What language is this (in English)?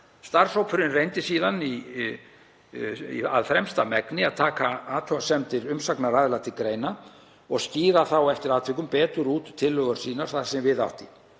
Icelandic